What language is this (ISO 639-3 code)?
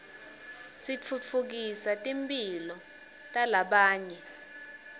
ssw